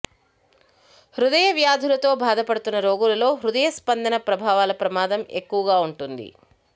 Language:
Telugu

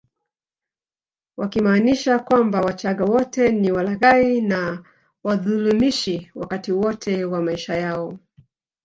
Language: Swahili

